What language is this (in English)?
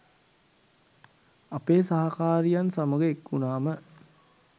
Sinhala